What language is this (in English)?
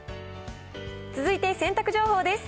Japanese